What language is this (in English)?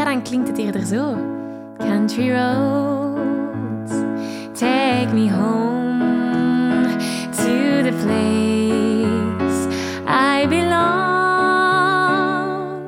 Dutch